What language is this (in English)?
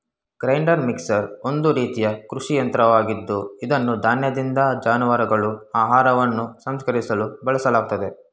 Kannada